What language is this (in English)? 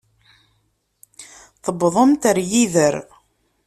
Kabyle